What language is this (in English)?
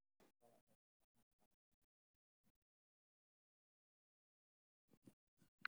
Somali